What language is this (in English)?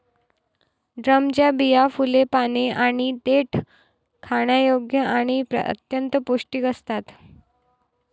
Marathi